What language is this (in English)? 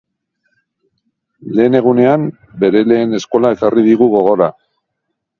Basque